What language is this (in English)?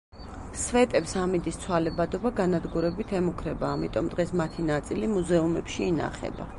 Georgian